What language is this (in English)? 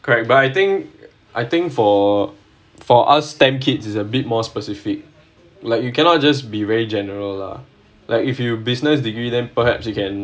English